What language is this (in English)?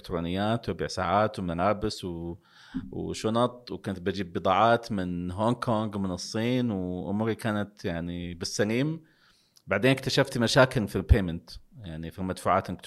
Arabic